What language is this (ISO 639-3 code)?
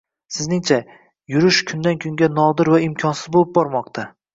uzb